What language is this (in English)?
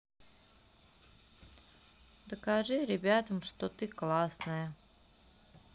Russian